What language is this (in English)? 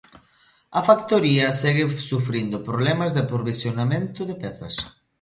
Galician